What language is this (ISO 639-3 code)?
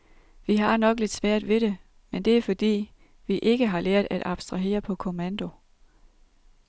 dan